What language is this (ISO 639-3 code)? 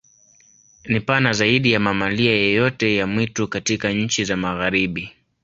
swa